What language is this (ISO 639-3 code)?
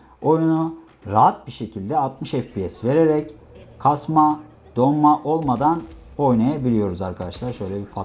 tur